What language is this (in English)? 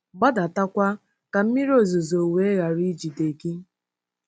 Igbo